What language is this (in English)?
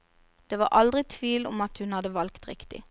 Norwegian